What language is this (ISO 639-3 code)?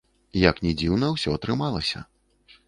bel